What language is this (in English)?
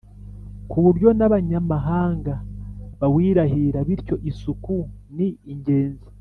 Kinyarwanda